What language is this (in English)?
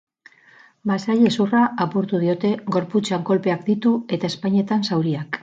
Basque